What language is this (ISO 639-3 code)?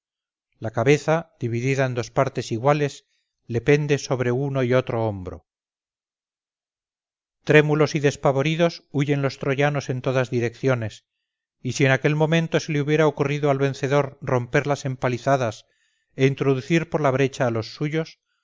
spa